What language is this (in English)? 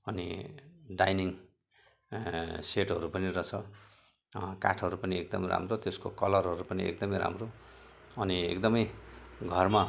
Nepali